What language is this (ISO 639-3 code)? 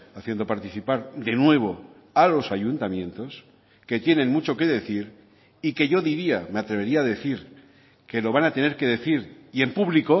spa